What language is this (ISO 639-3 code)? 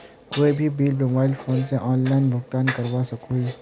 mag